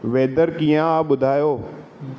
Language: Sindhi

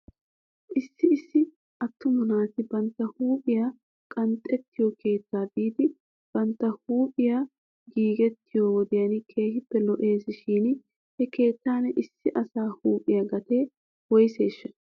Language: Wolaytta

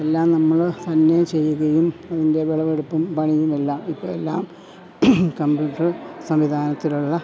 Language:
Malayalam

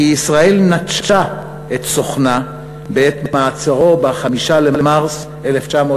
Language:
Hebrew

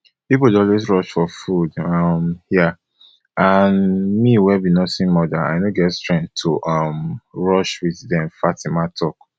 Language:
Nigerian Pidgin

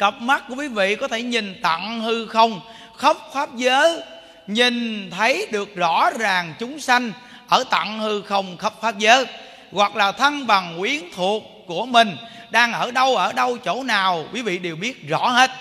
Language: Vietnamese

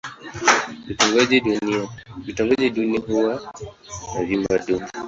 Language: Swahili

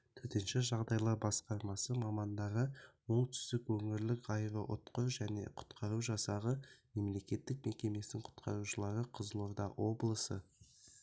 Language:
Kazakh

